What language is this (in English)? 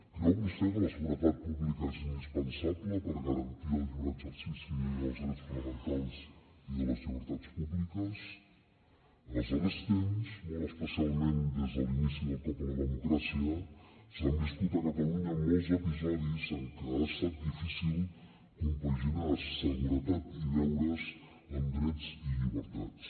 Catalan